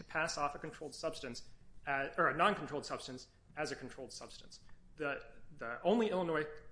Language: English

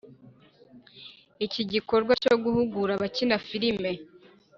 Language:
Kinyarwanda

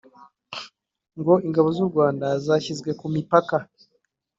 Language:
Kinyarwanda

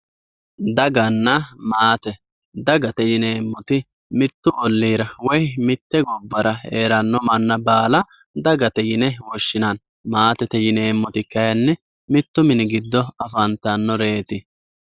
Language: Sidamo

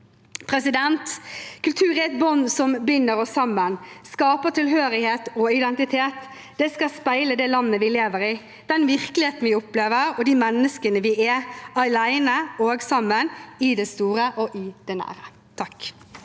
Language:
Norwegian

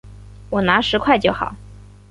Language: Chinese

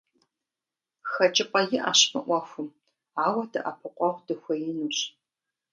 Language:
Kabardian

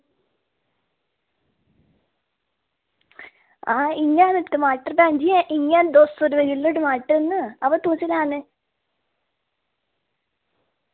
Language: Dogri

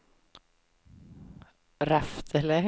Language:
Swedish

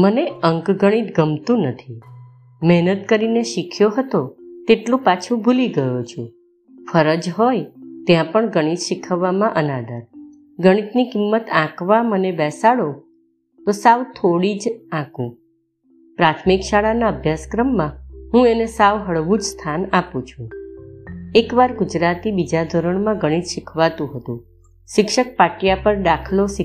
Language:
Gujarati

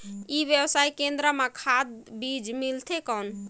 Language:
Chhattisgarhi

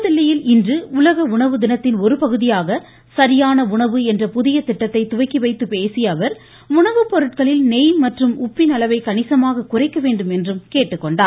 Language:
Tamil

